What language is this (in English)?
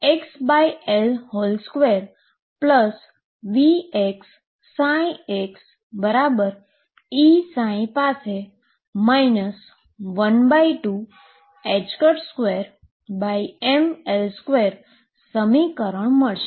Gujarati